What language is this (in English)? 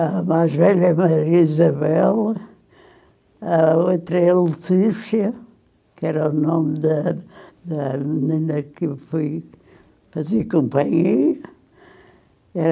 Portuguese